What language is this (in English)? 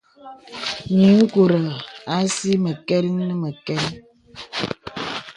Bebele